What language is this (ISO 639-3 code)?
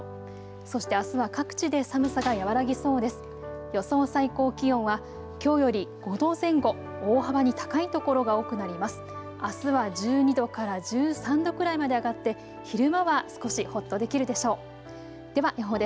jpn